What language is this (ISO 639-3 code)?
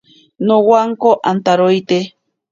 prq